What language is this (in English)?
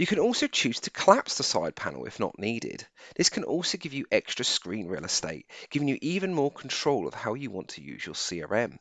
English